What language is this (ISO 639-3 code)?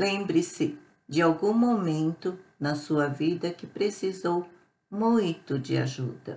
por